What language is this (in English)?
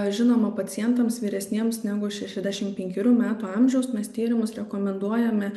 Lithuanian